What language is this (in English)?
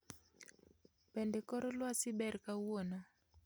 Luo (Kenya and Tanzania)